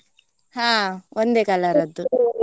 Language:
Kannada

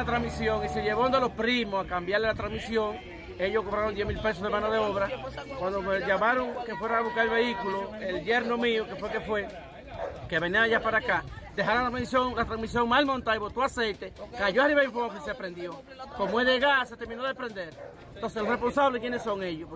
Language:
Spanish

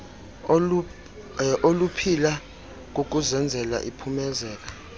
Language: Xhosa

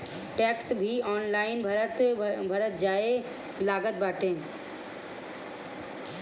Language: Bhojpuri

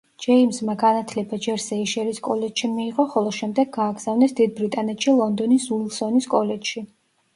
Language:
Georgian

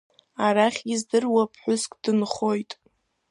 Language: Abkhazian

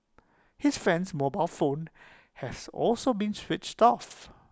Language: English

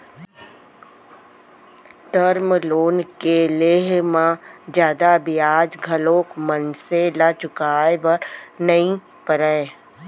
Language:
Chhattisgarhi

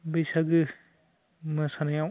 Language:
Bodo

